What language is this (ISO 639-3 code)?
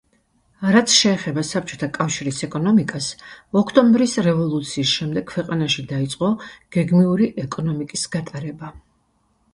kat